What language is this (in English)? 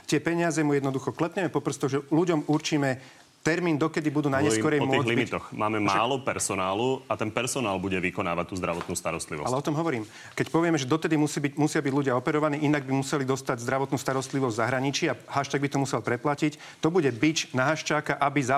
Slovak